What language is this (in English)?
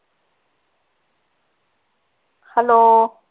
Punjabi